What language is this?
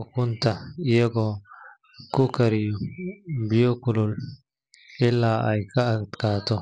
Somali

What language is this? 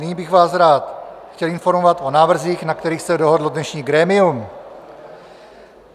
Czech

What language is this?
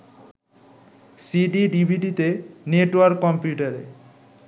Bangla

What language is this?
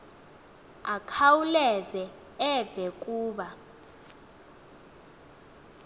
Xhosa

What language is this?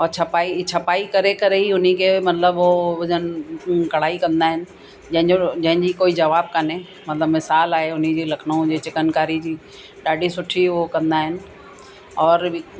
Sindhi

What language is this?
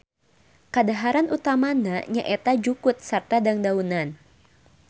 Sundanese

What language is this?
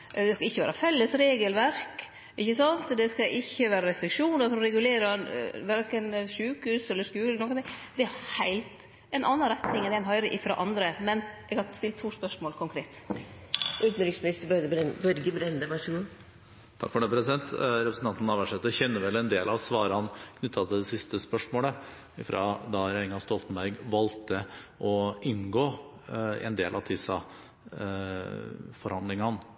Norwegian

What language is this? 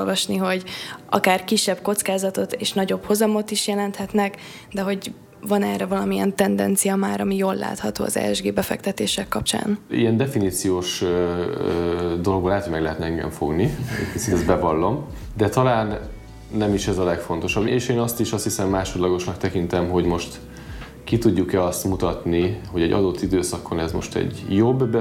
Hungarian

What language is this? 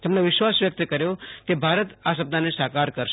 Gujarati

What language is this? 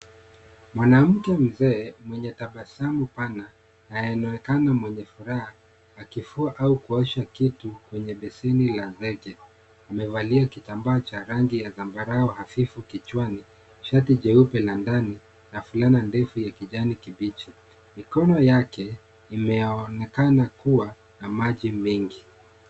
Swahili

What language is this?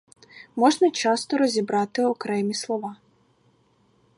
Ukrainian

